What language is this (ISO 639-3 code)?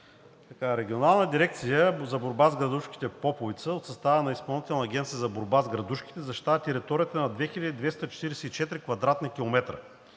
bul